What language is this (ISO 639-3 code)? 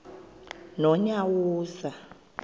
xho